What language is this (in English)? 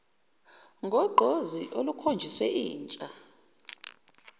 Zulu